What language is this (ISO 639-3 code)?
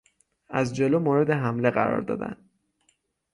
fas